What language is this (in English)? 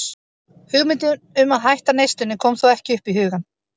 Icelandic